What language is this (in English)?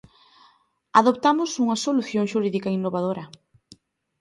Galician